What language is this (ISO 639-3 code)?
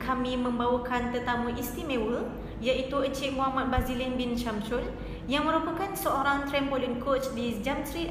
msa